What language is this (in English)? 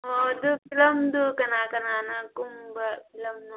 Manipuri